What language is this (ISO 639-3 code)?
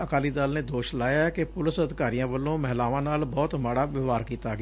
pan